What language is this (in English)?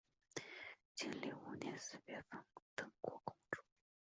Chinese